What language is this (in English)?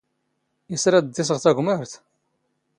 Standard Moroccan Tamazight